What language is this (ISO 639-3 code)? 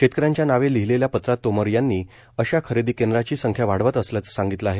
mar